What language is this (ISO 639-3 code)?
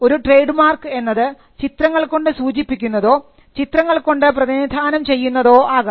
mal